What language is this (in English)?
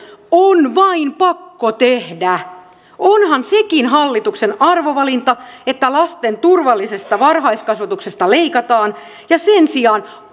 Finnish